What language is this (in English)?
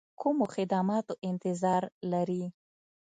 Pashto